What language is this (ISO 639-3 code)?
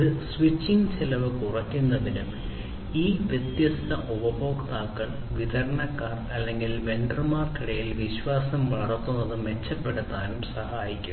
mal